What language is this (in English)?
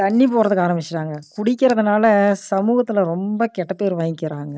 Tamil